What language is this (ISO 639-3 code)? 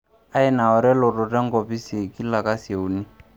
mas